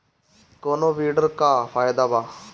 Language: Bhojpuri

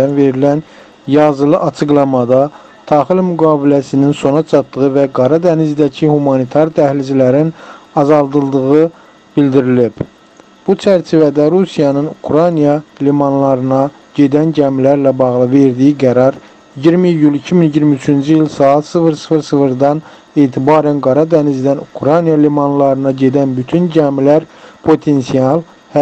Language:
Turkish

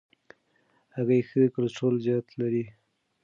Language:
Pashto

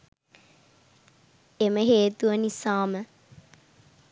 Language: Sinhala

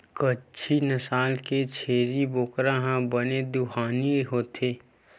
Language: Chhattisgarhi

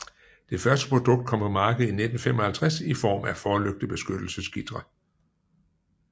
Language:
Danish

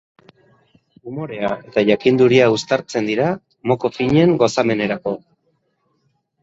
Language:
Basque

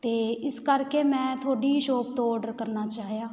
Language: Punjabi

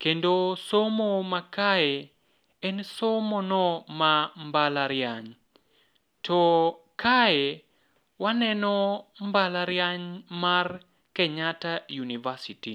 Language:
Luo (Kenya and Tanzania)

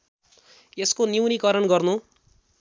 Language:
Nepali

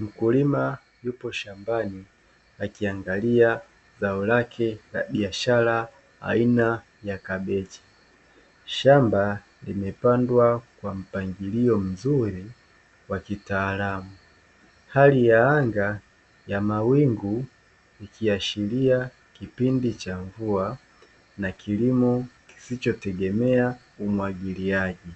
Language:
Swahili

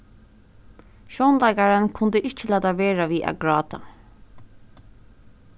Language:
Faroese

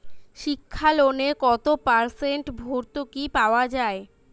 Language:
Bangla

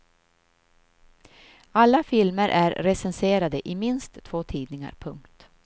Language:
Swedish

